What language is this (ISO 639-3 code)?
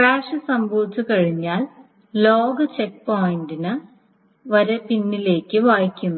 mal